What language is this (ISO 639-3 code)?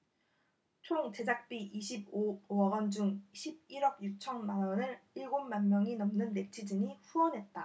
kor